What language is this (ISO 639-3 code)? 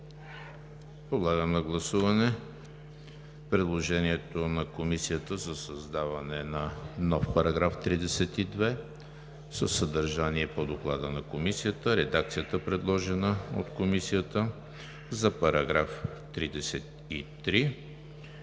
bul